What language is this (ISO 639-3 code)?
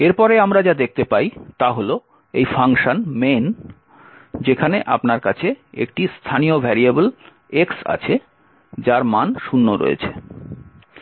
ben